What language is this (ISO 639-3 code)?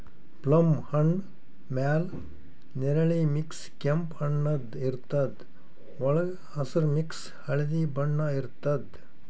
kan